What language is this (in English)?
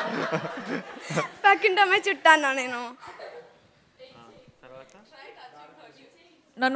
Telugu